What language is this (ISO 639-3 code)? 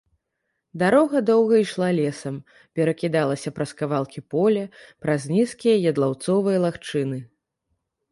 bel